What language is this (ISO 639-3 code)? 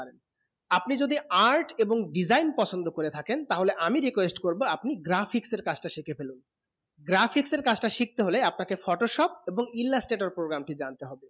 ben